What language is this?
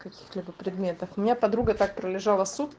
Russian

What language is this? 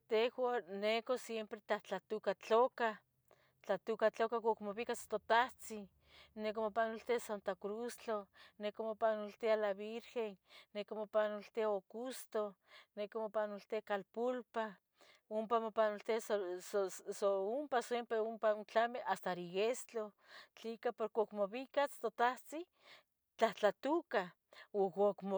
Tetelcingo Nahuatl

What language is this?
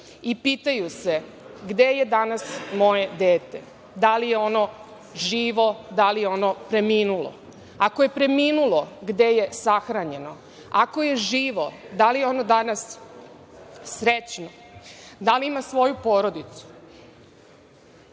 Serbian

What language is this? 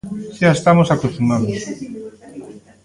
Galician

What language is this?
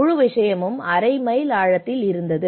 Tamil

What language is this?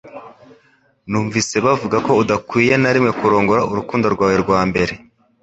Kinyarwanda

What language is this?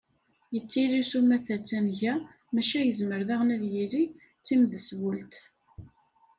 Kabyle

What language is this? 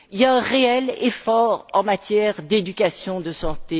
French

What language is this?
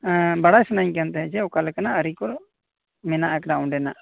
Santali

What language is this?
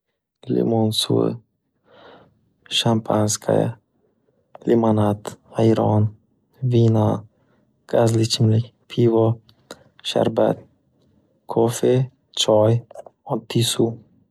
Uzbek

